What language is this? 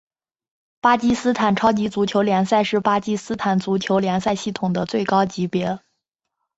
Chinese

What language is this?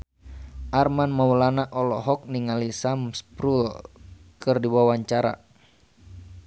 Sundanese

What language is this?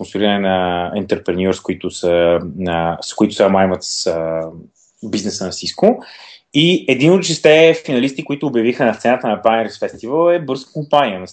Bulgarian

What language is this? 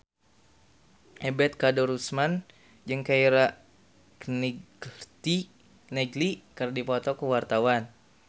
Sundanese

